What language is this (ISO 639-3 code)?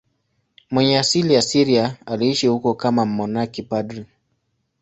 swa